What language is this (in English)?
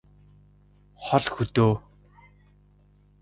Mongolian